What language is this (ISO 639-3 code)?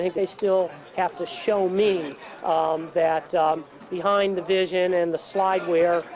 eng